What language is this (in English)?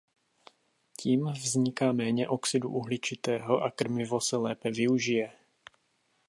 Czech